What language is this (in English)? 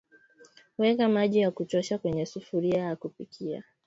Swahili